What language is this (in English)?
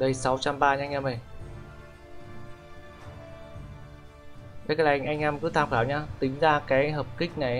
Vietnamese